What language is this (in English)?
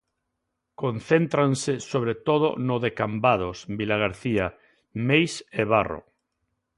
Galician